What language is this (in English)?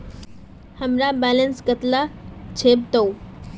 Magahi